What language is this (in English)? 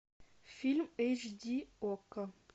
Russian